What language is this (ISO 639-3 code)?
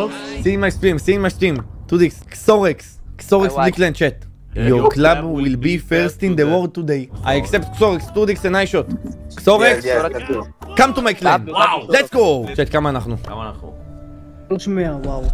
heb